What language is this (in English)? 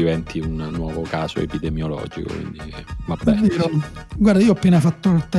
Italian